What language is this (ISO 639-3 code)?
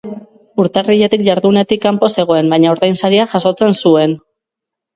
eus